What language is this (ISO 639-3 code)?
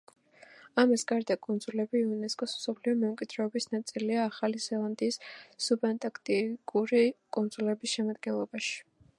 kat